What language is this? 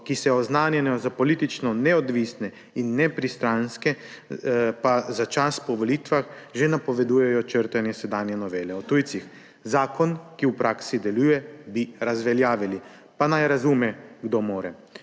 Slovenian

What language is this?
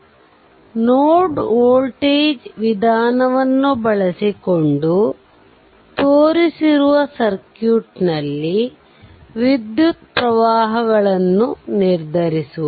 Kannada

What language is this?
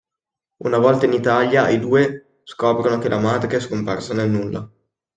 Italian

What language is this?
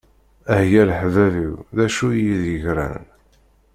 Kabyle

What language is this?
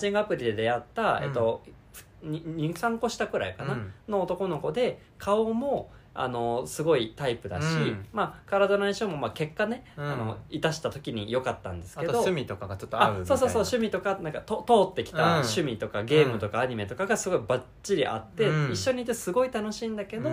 Japanese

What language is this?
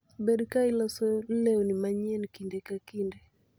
Luo (Kenya and Tanzania)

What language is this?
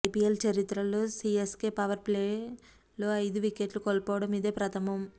Telugu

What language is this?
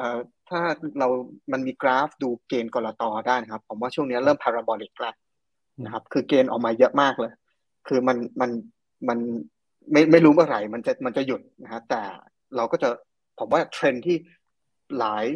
Thai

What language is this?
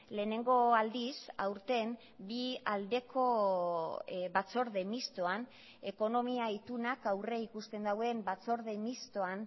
Basque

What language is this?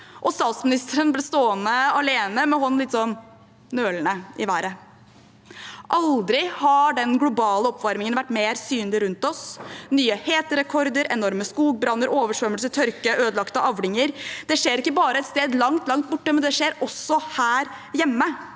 Norwegian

